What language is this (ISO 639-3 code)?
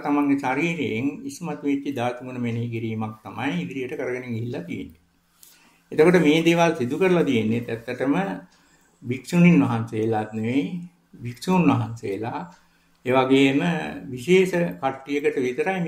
ita